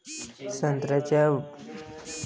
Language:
Marathi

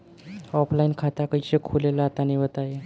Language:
Bhojpuri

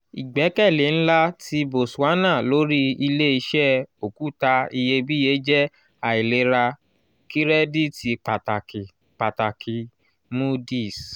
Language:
Yoruba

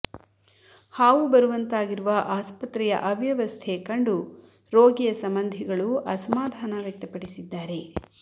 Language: Kannada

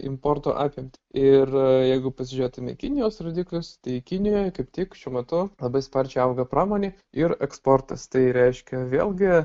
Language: Lithuanian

